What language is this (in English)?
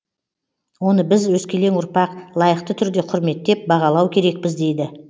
Kazakh